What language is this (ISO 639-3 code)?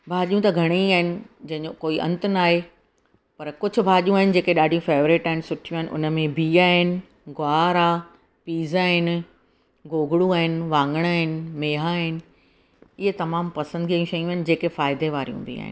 snd